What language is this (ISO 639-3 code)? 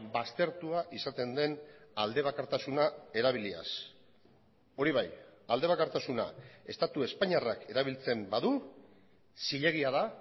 eus